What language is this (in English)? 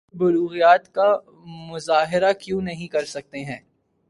Urdu